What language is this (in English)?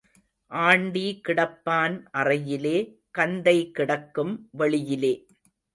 Tamil